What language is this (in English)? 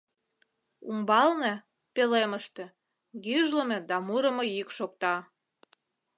Mari